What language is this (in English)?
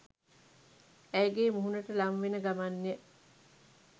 Sinhala